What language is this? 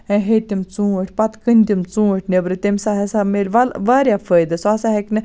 Kashmiri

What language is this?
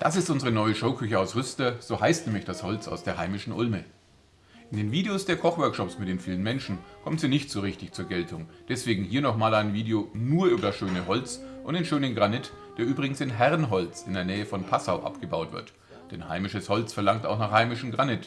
German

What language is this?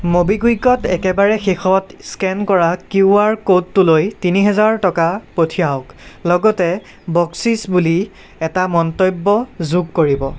Assamese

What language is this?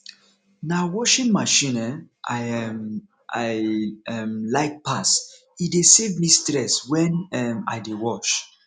Nigerian Pidgin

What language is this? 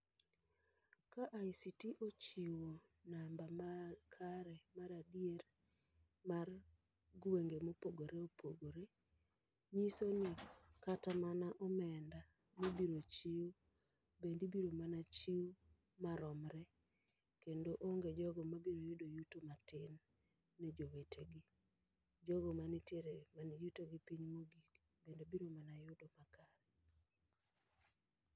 Luo (Kenya and Tanzania)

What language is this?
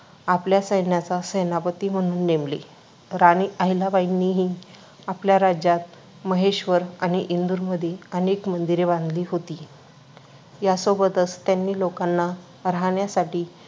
Marathi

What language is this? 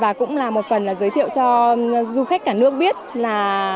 Vietnamese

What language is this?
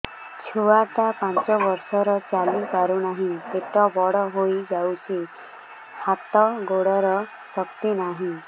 Odia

